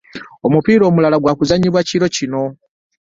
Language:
Ganda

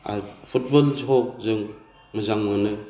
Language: Bodo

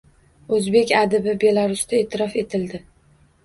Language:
Uzbek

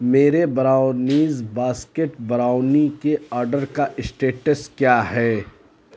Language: Urdu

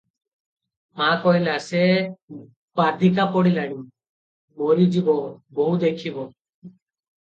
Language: Odia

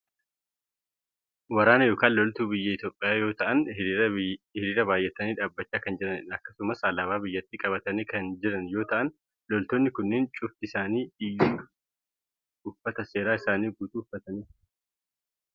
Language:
Oromo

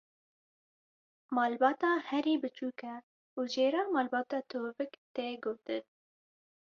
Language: Kurdish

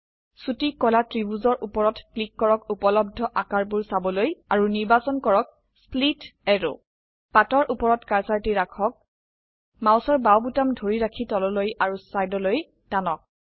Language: Assamese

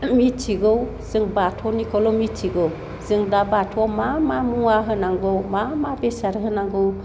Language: Bodo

